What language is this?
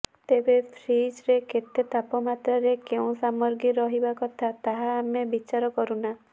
Odia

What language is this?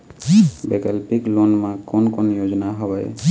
Chhattisgarhi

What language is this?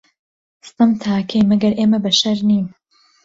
Central Kurdish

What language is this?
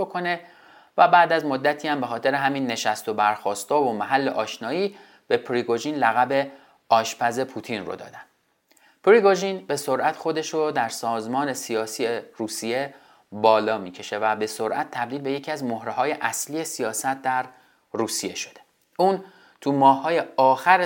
Persian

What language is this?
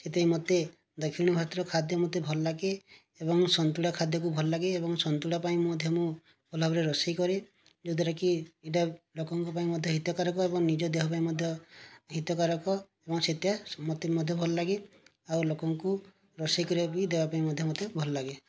Odia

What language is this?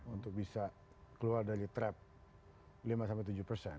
Indonesian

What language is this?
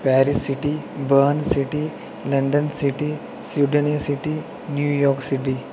Dogri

